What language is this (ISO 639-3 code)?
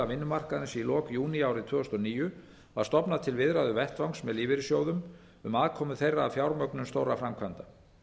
isl